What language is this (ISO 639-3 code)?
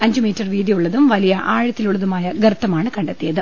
mal